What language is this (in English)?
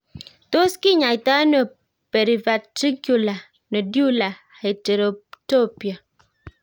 Kalenjin